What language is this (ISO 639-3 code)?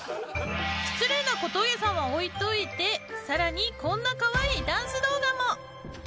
jpn